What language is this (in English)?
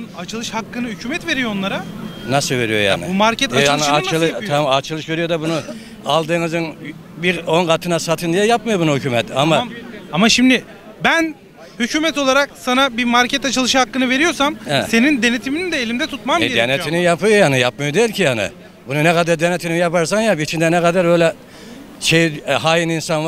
Turkish